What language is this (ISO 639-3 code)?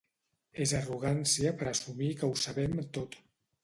cat